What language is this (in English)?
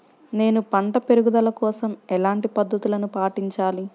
Telugu